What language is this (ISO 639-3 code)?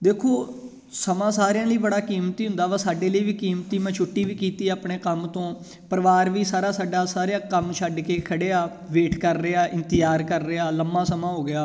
pan